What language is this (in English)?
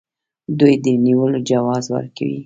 Pashto